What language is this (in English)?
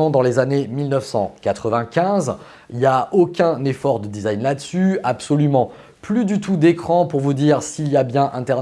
French